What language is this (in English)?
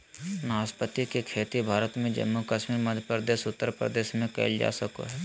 Magahi